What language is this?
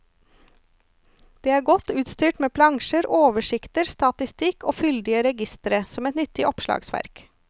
Norwegian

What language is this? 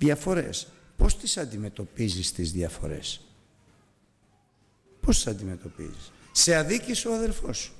Greek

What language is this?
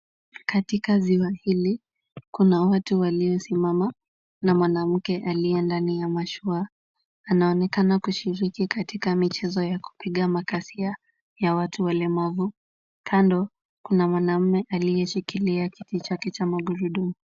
Swahili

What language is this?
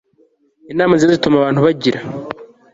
Kinyarwanda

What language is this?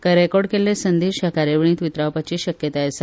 Konkani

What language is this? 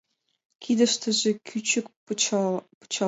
Mari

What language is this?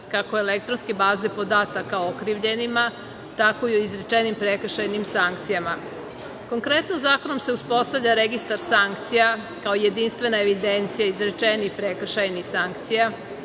Serbian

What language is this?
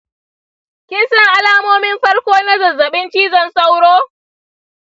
Hausa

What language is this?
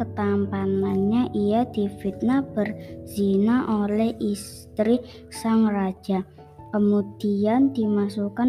Indonesian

